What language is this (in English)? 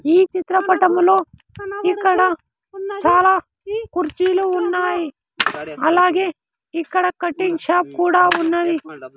Telugu